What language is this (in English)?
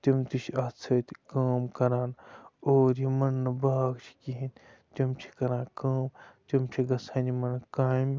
Kashmiri